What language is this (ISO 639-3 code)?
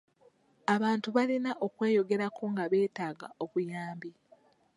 lug